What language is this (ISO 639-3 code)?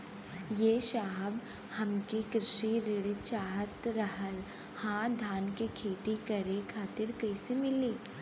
bho